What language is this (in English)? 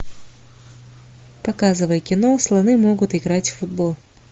Russian